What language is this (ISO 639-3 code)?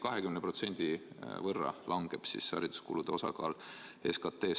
est